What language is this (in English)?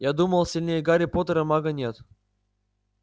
Russian